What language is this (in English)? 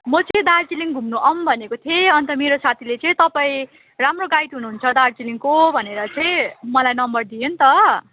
Nepali